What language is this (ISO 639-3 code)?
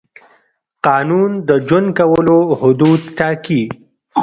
pus